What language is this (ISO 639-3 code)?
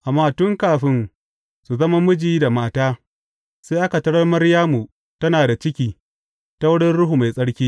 hau